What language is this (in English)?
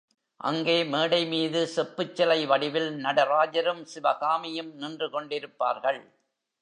Tamil